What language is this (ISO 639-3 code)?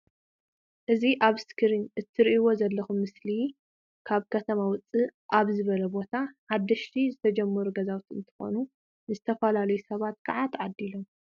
tir